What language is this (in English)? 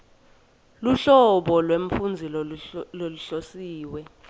Swati